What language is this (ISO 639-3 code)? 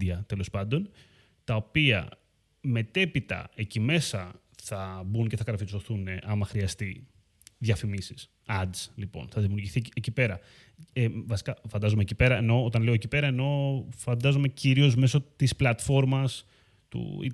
ell